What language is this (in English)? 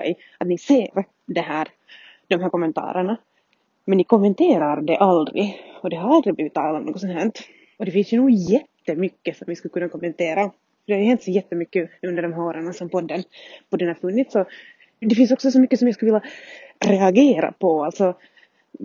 Swedish